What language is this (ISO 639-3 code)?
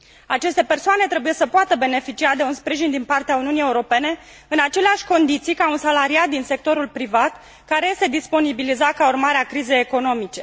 ron